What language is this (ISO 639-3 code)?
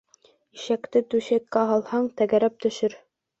bak